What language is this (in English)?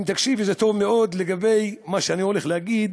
Hebrew